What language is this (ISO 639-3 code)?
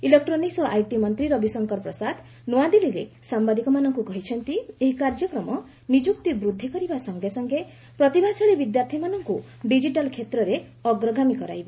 ori